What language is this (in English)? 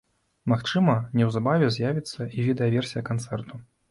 Belarusian